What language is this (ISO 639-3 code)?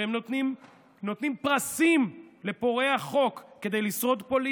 heb